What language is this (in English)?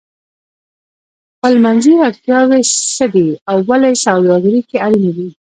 Pashto